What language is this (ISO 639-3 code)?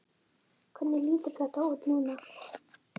isl